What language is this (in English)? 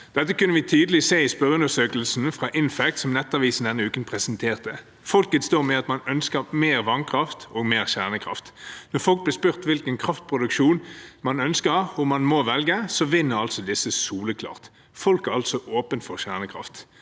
Norwegian